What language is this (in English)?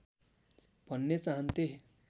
Nepali